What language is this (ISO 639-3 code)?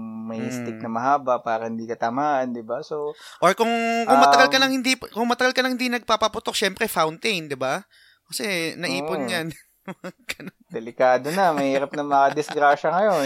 fil